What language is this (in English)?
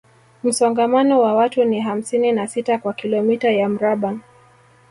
Swahili